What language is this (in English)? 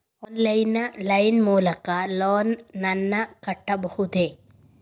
Kannada